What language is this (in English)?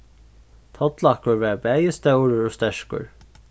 Faroese